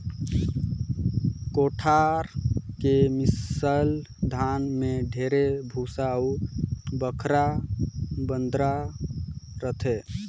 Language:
Chhattisgarhi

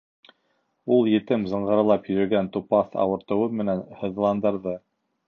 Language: Bashkir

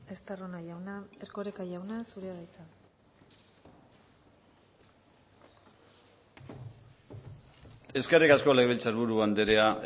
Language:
Basque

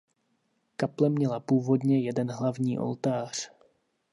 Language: Czech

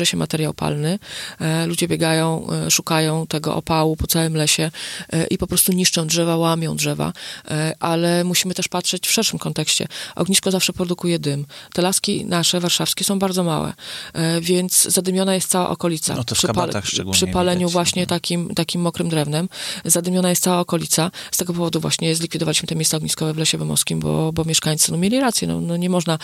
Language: Polish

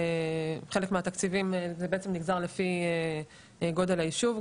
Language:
Hebrew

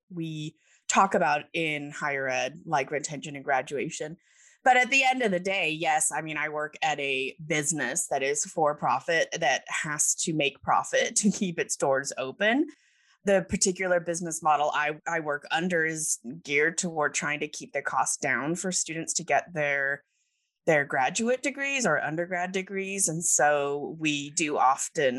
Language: English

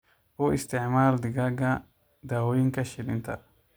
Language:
Somali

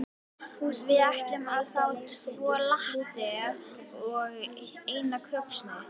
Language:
Icelandic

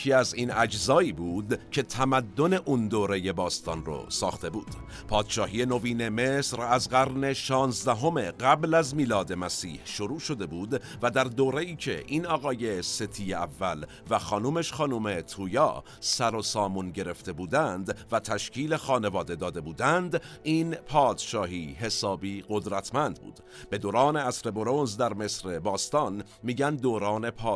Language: Persian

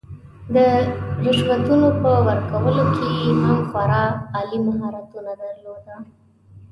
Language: Pashto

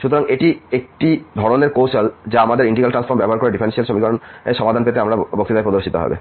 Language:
Bangla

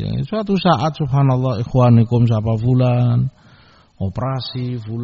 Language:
Indonesian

